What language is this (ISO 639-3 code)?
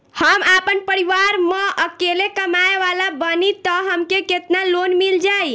bho